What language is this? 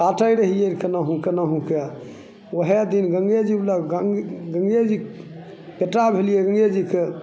Maithili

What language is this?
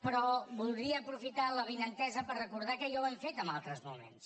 Catalan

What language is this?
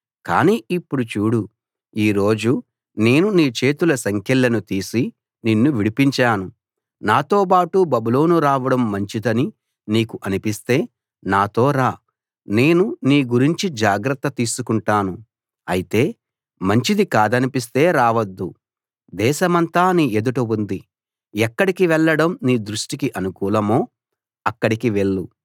Telugu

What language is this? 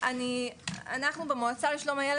Hebrew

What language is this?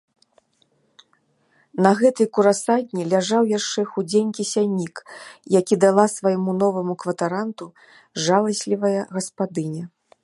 Belarusian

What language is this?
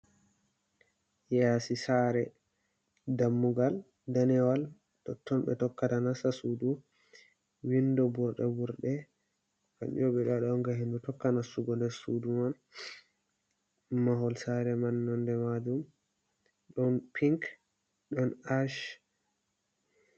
Fula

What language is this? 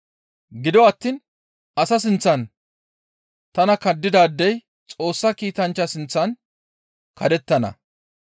Gamo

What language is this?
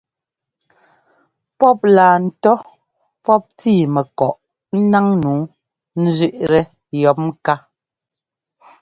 Ngomba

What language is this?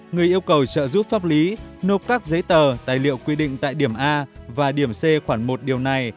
Vietnamese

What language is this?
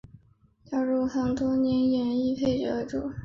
Chinese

